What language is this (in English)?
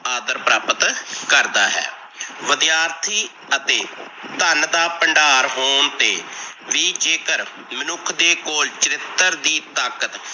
Punjabi